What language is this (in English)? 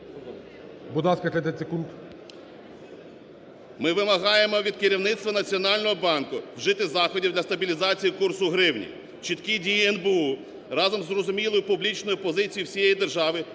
Ukrainian